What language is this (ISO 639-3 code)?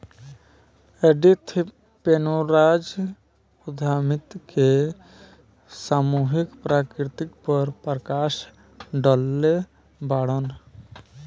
bho